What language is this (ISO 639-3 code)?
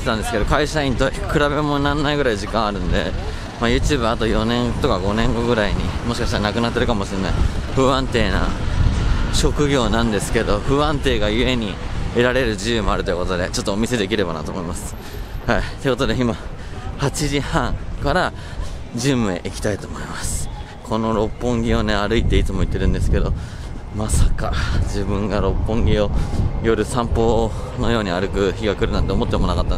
jpn